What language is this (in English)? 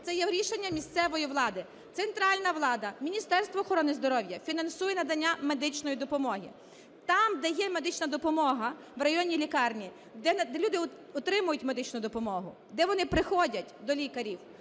Ukrainian